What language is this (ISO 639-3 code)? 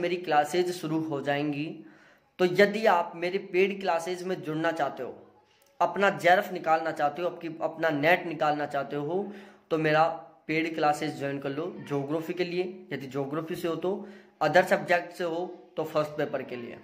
hin